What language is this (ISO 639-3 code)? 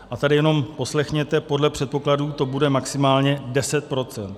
ces